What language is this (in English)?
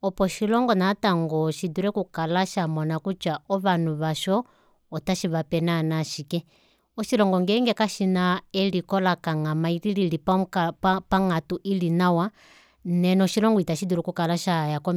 Kuanyama